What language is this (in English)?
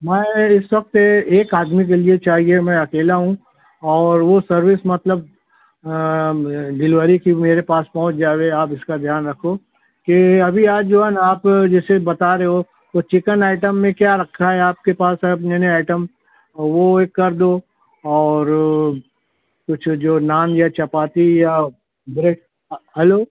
Urdu